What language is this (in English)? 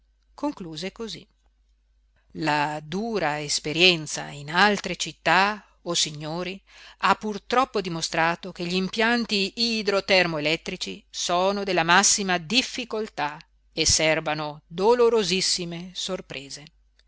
Italian